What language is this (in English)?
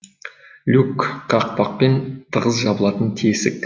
Kazakh